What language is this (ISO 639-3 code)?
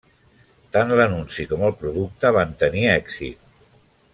cat